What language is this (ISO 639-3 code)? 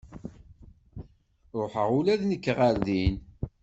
kab